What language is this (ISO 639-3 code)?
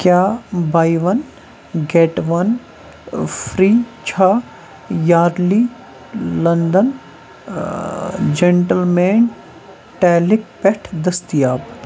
kas